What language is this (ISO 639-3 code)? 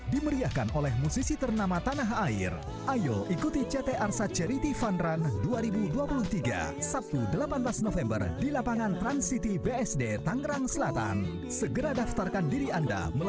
ind